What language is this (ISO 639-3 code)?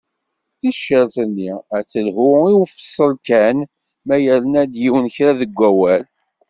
kab